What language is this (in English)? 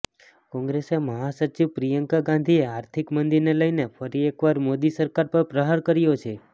Gujarati